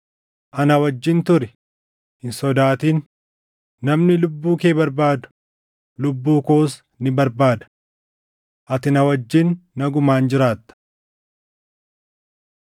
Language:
Oromo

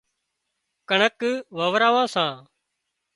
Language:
Wadiyara Koli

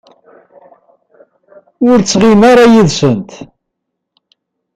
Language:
Kabyle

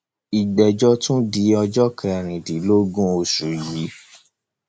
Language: Yoruba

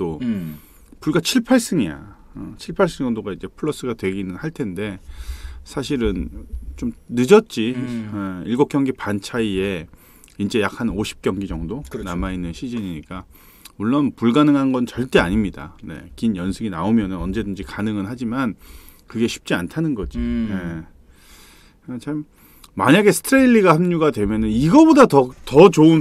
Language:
Korean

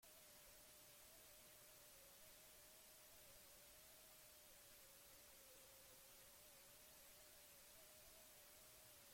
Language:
Basque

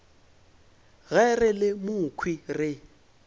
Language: Northern Sotho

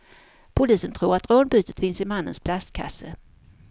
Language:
Swedish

